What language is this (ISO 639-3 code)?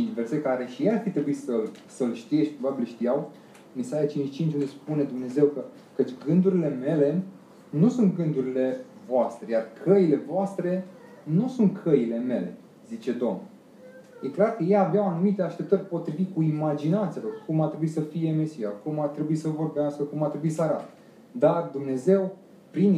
ron